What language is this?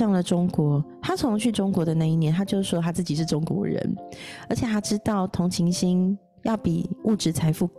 Chinese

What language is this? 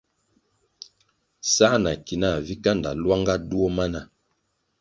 Kwasio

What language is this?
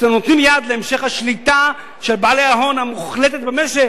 Hebrew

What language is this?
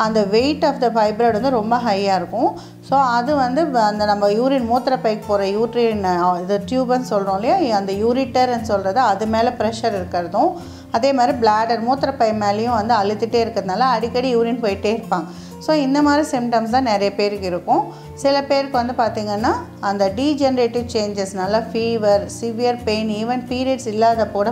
Hindi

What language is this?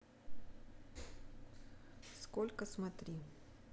Russian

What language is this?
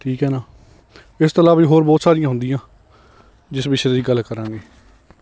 Punjabi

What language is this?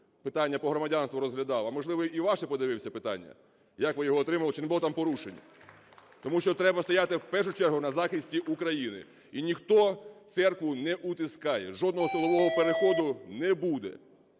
Ukrainian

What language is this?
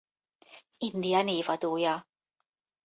Hungarian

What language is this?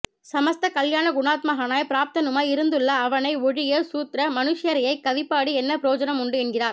Tamil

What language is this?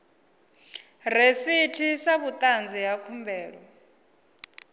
Venda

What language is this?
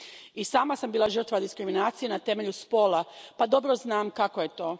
Croatian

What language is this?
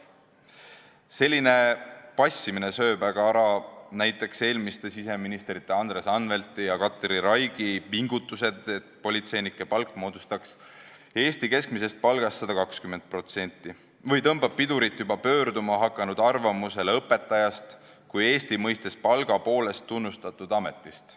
Estonian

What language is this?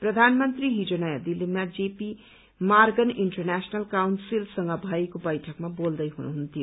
Nepali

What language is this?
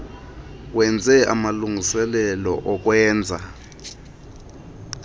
Xhosa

